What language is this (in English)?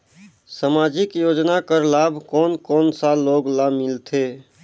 Chhattisgarhi